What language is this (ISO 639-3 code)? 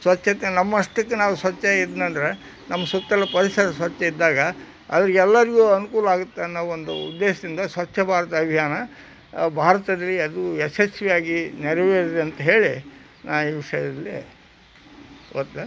kan